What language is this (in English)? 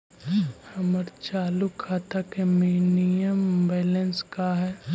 Magahi